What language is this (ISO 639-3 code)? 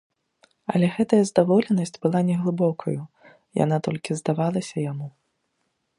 bel